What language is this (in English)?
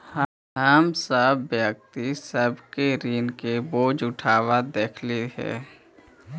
Magahi